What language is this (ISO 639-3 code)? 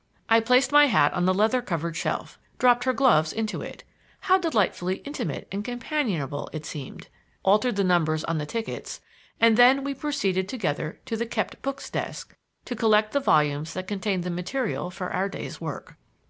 eng